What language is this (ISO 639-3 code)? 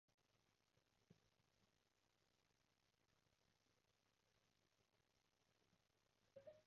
yue